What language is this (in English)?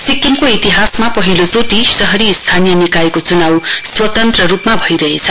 Nepali